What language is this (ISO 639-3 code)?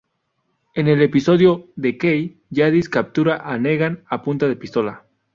spa